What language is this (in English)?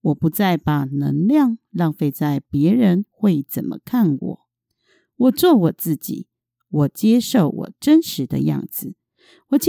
Chinese